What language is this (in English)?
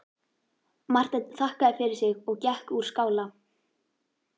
Icelandic